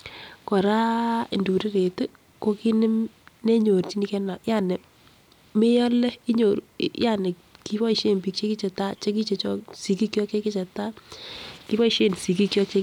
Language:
Kalenjin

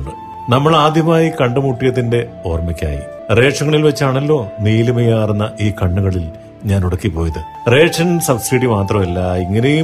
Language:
Malayalam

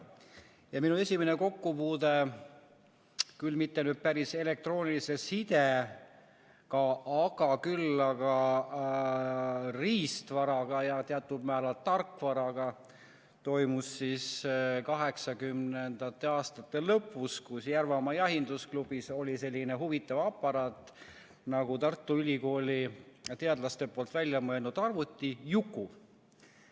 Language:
Estonian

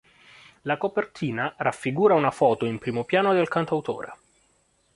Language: Italian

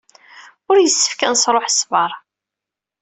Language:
Kabyle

